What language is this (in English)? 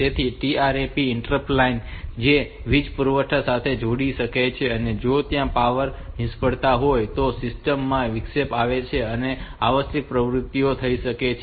Gujarati